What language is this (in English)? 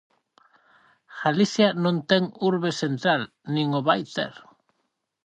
Galician